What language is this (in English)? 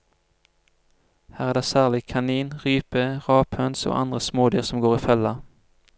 Norwegian